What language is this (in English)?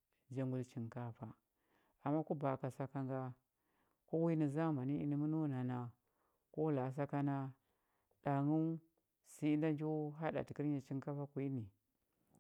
Huba